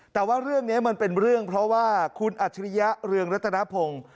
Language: Thai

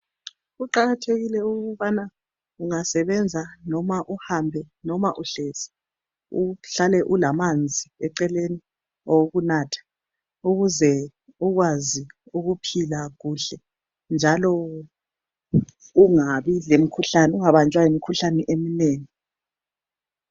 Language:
North Ndebele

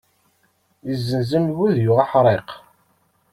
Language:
Kabyle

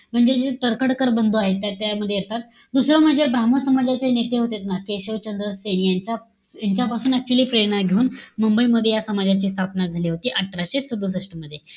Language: Marathi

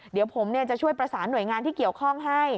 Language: Thai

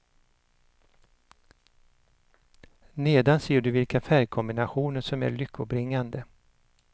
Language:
Swedish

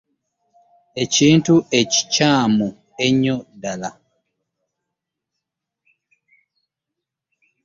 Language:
Ganda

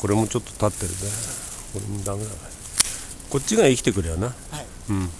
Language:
Japanese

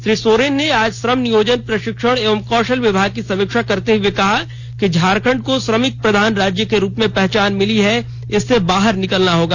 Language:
Hindi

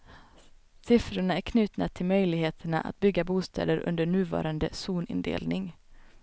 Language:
Swedish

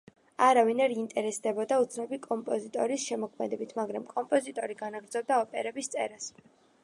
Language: Georgian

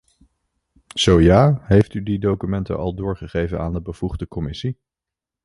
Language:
Dutch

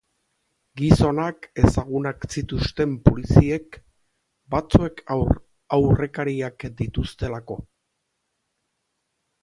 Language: Basque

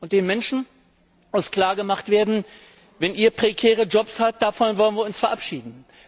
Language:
German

